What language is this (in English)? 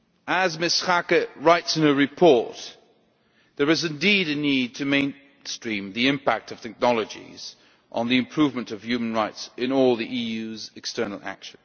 English